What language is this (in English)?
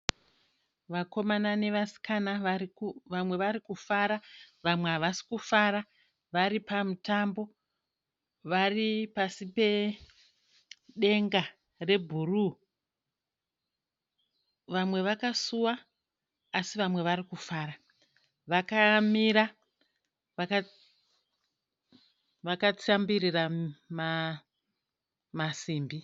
Shona